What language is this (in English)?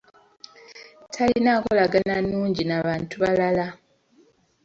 Ganda